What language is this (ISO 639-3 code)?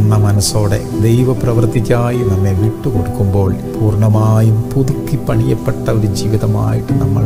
ara